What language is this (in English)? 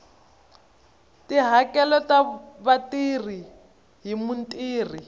Tsonga